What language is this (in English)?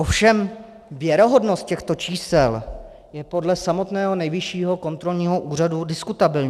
Czech